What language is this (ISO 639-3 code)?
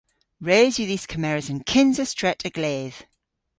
cor